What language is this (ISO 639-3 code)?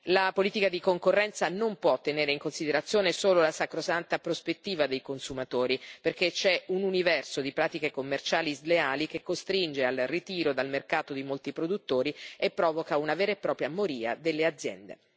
ita